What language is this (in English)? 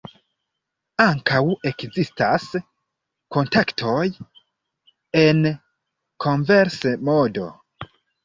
Esperanto